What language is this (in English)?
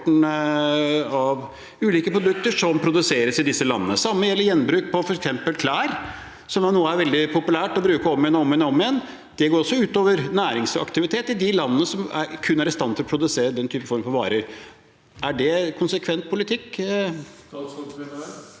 Norwegian